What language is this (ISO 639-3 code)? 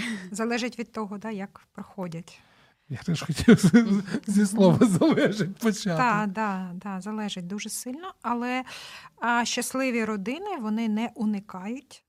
ukr